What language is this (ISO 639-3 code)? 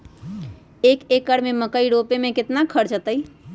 mag